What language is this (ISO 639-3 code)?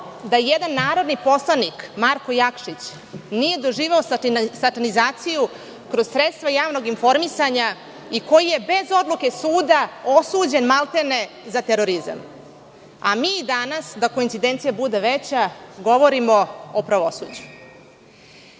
srp